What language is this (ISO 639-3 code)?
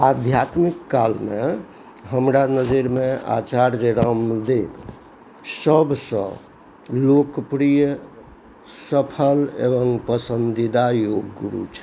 mai